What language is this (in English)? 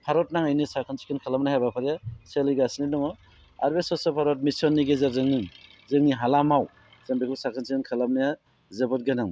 Bodo